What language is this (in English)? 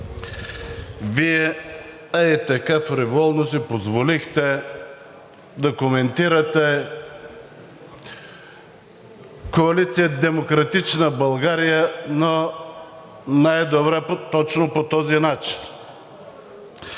Bulgarian